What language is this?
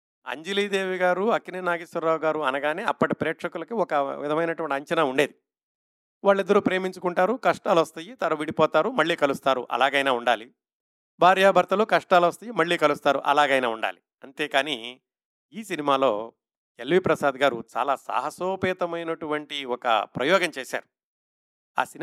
Telugu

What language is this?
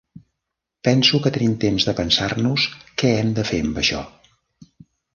Catalan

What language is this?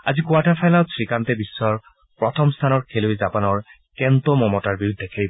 Assamese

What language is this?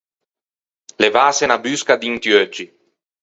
Ligurian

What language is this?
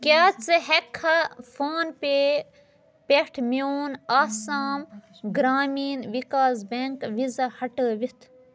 Kashmiri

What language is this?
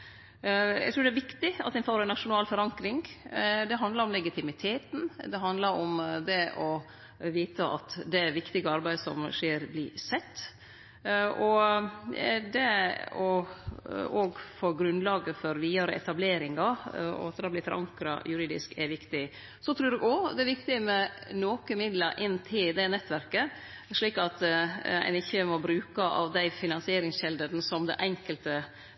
Norwegian Nynorsk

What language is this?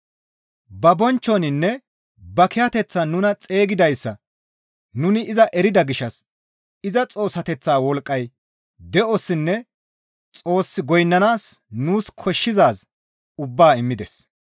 Gamo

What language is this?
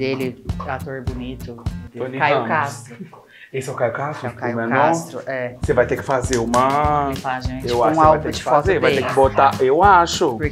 Portuguese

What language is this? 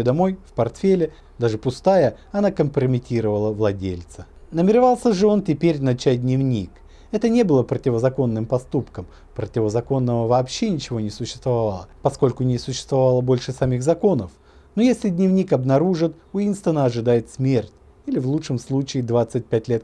Russian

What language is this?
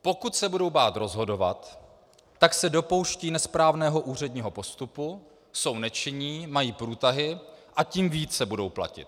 Czech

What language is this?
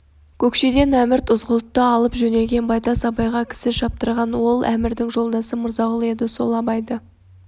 Kazakh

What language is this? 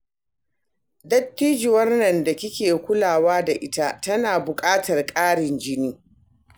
Hausa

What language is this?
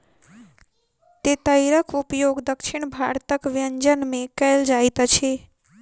Maithili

